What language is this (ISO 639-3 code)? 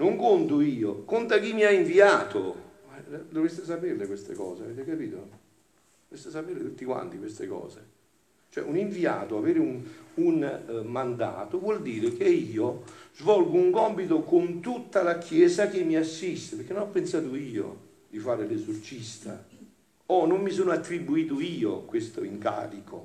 ita